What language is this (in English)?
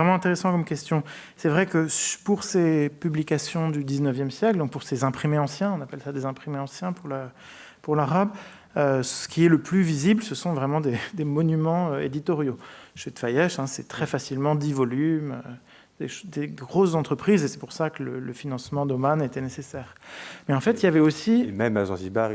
French